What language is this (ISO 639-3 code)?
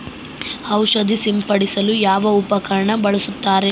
kan